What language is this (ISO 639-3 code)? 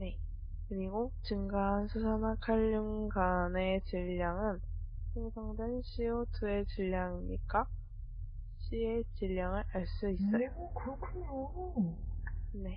kor